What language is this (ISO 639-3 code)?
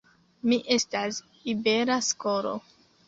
epo